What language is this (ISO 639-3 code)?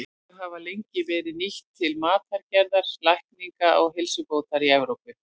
isl